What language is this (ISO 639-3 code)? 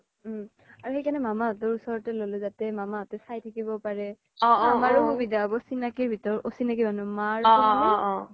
asm